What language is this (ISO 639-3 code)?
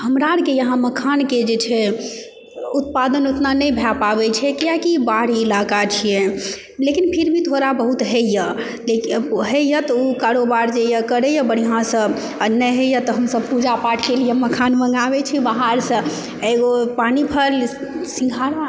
mai